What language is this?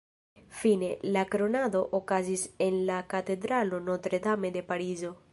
Esperanto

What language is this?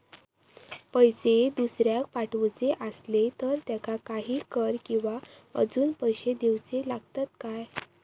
Marathi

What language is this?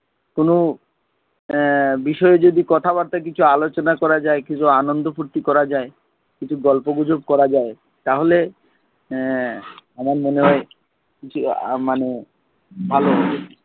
Bangla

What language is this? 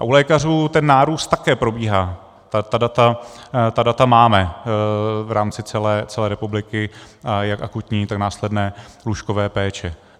Czech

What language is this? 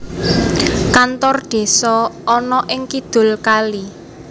Javanese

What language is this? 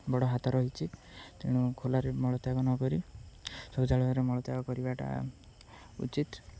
Odia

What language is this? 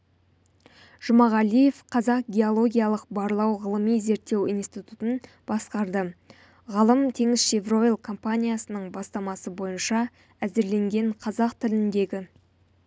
Kazakh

